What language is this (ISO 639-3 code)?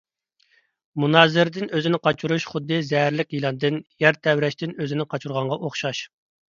uig